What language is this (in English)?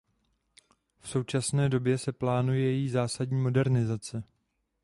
Czech